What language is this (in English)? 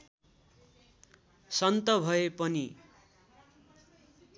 Nepali